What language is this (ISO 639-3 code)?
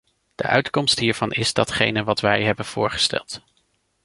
nld